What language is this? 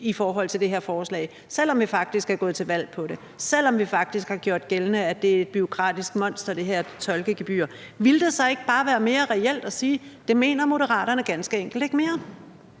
Danish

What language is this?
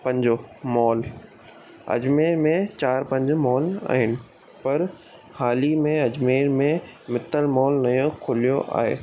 Sindhi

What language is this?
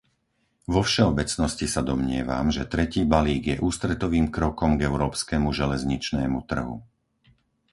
Slovak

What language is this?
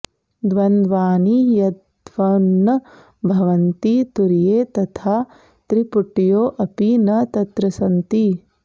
Sanskrit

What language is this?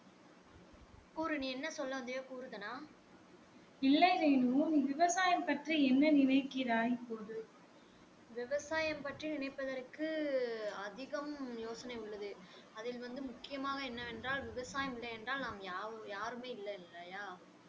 Tamil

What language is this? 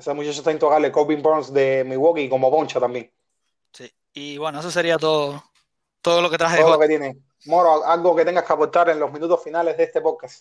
Spanish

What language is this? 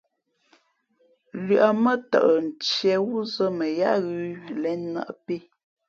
Fe'fe'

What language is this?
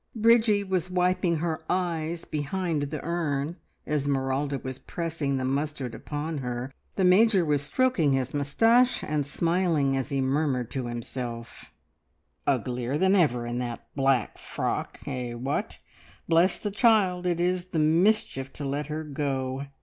English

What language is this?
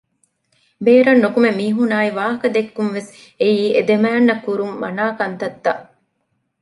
Divehi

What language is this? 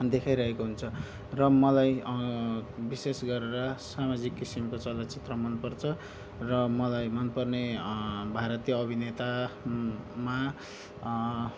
Nepali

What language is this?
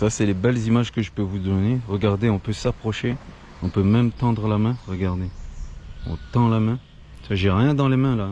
French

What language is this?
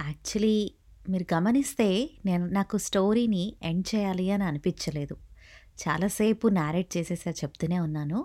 Telugu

